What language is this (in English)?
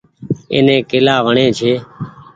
Goaria